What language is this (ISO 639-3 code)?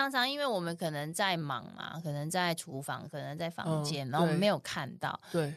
zho